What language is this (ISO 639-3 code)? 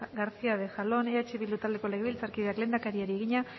eus